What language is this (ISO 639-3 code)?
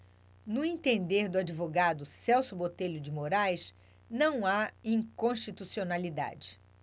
por